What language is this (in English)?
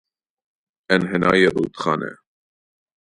Persian